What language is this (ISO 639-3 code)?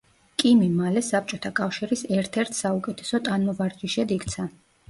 kat